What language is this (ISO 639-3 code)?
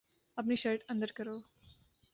urd